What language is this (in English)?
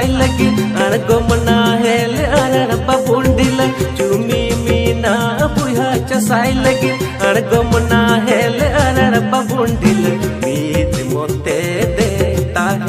Thai